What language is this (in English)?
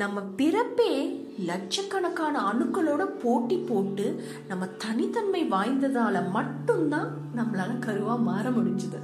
Tamil